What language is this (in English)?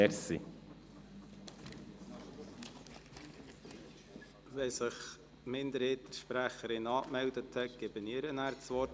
Swiss German